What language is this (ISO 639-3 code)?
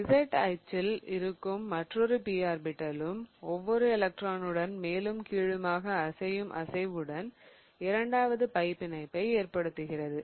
tam